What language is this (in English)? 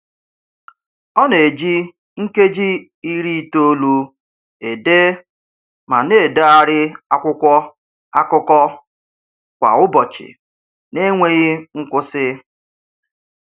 Igbo